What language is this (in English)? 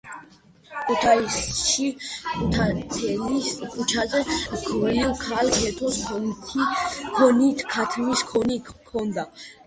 Georgian